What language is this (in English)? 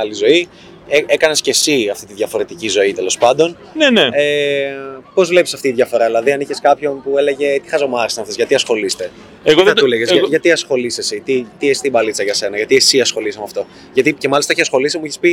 Greek